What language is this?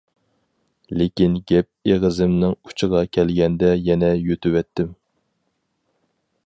Uyghur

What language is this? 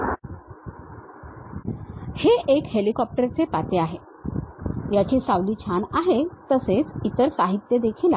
Marathi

